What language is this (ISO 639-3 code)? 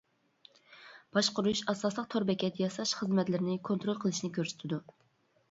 uig